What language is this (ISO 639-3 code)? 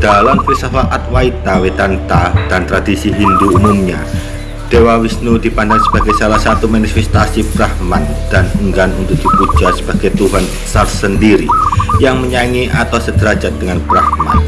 ind